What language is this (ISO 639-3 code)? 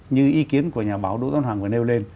vie